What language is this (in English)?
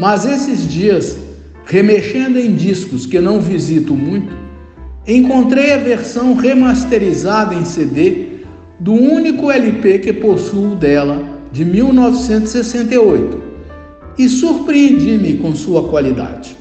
Portuguese